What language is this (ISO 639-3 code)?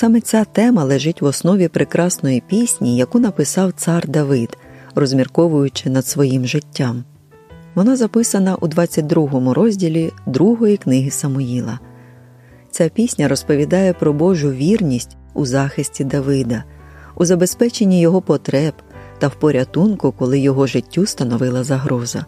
ukr